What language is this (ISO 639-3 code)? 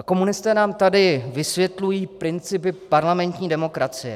ces